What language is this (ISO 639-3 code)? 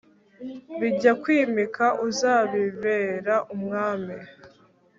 kin